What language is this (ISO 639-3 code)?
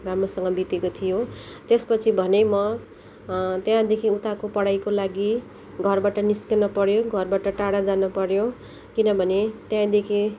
nep